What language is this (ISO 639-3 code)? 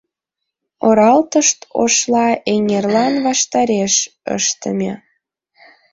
chm